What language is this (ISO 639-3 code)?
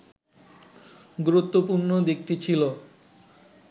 ben